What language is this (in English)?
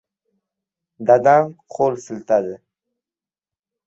Uzbek